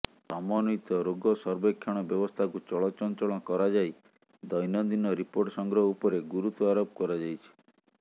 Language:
Odia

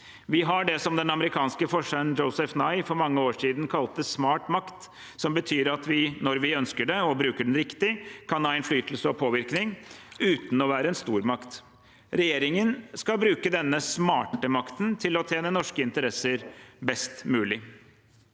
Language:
Norwegian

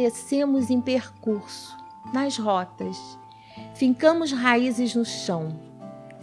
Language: Portuguese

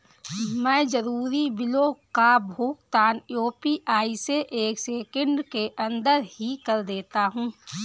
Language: Hindi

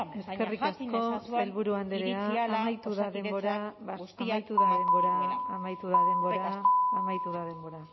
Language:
Basque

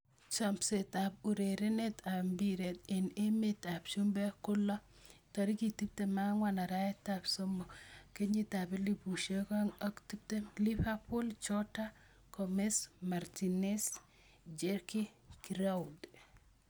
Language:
Kalenjin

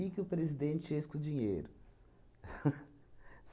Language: Portuguese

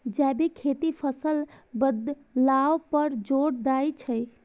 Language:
Maithili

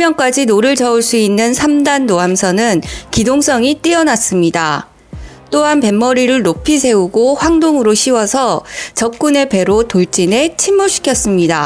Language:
Korean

